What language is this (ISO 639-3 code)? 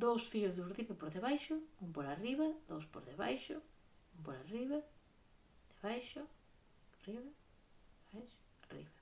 glg